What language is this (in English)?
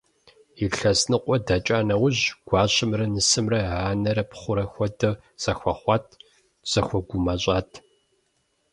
Kabardian